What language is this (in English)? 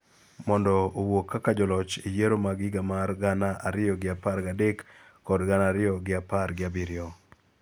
Luo (Kenya and Tanzania)